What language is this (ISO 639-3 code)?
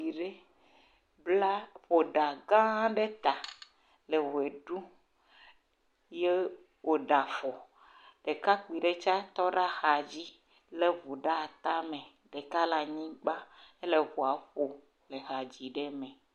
ewe